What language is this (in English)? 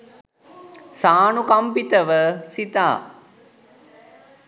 Sinhala